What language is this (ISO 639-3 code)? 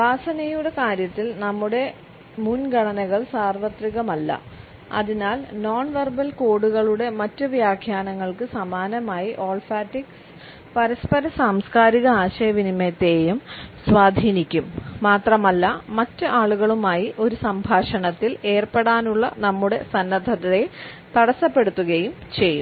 mal